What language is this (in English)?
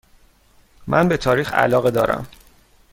Persian